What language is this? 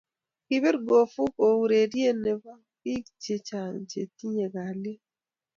Kalenjin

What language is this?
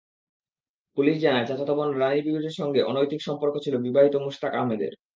Bangla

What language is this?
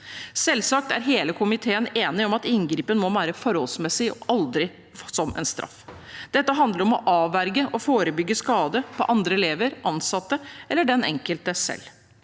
Norwegian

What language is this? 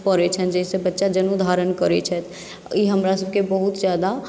Maithili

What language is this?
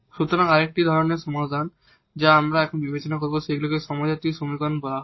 Bangla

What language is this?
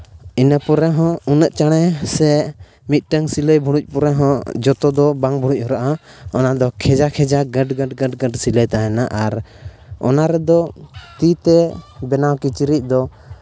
Santali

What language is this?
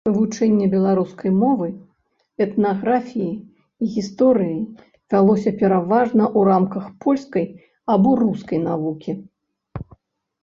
Belarusian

